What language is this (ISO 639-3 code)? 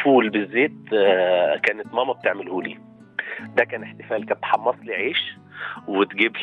ara